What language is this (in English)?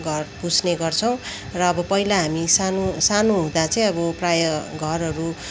Nepali